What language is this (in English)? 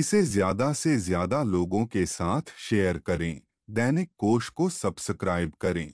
Hindi